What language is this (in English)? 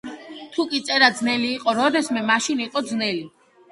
Georgian